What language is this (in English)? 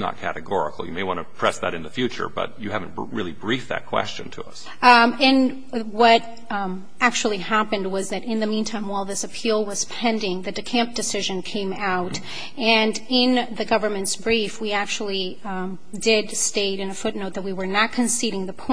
English